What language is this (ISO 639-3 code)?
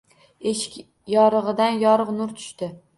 uzb